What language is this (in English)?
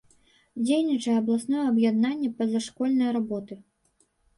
Belarusian